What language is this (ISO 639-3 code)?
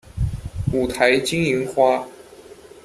zho